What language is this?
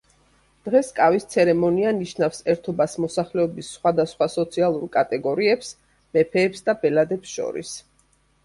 Georgian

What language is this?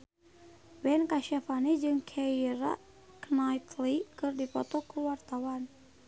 Sundanese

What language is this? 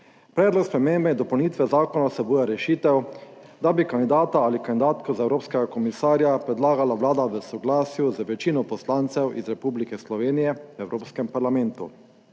Slovenian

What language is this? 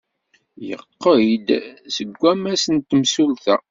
Kabyle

